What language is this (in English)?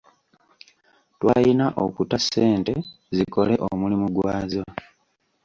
Ganda